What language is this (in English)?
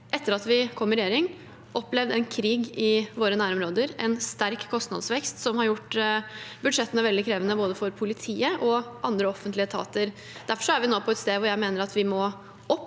Norwegian